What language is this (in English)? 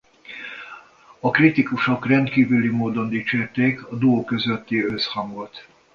Hungarian